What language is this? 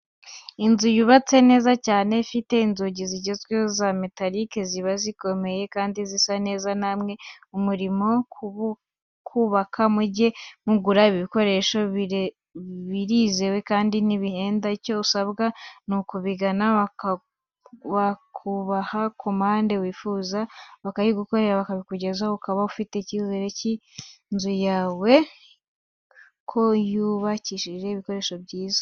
Kinyarwanda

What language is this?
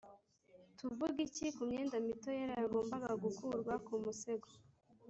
Kinyarwanda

